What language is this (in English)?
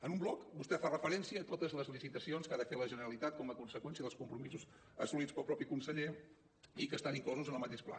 Catalan